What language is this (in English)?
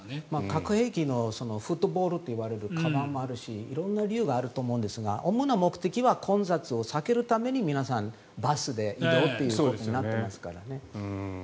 Japanese